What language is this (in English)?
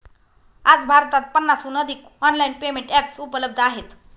Marathi